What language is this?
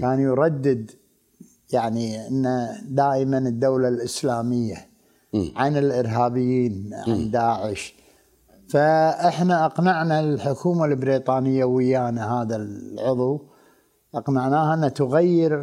Arabic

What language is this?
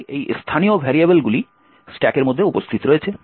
Bangla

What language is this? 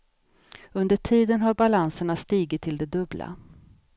Swedish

